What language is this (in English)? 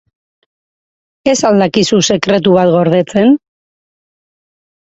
Basque